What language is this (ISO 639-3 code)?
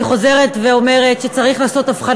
heb